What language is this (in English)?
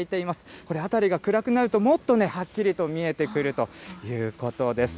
Japanese